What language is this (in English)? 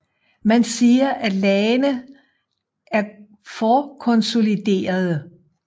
Danish